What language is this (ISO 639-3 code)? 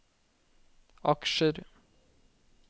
nor